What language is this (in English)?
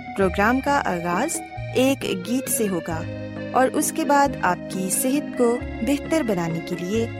Urdu